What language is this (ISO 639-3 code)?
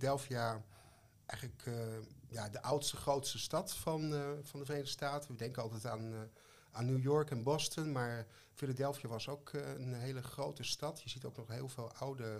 nld